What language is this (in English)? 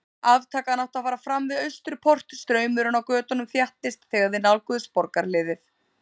Icelandic